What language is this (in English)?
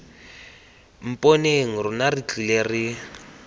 Tswana